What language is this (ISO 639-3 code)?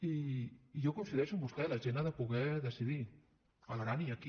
cat